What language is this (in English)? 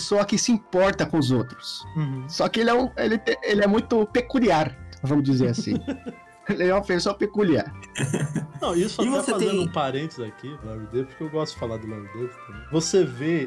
Portuguese